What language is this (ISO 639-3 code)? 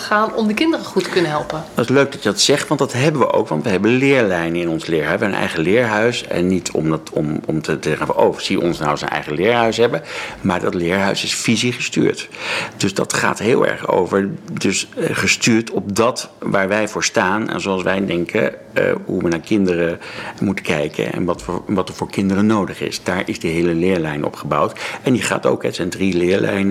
nld